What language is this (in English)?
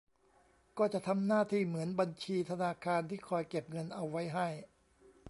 Thai